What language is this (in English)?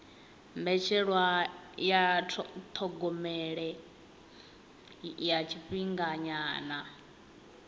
Venda